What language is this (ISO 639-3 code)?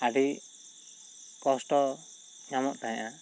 sat